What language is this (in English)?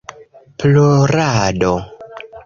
Esperanto